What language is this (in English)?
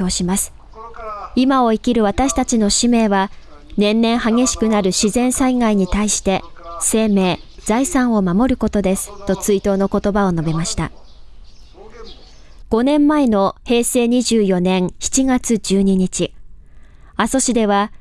Japanese